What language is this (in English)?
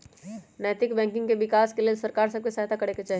Magahi